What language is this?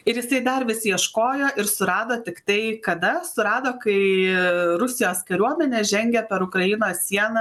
Lithuanian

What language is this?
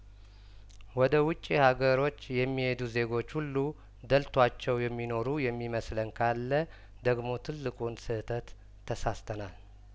Amharic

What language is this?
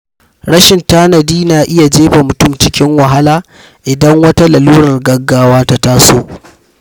Hausa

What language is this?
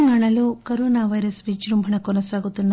Telugu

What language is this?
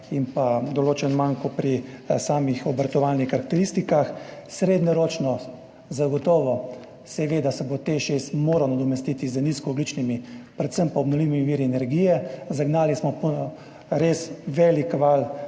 Slovenian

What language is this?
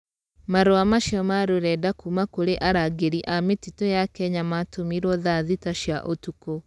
Kikuyu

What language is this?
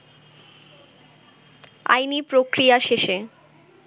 Bangla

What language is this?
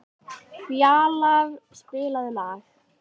Icelandic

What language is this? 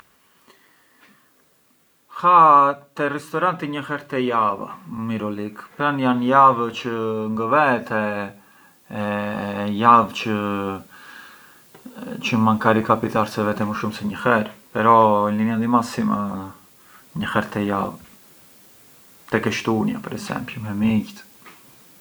Arbëreshë Albanian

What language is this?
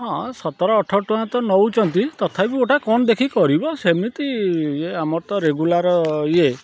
Odia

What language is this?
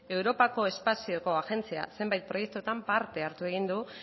Basque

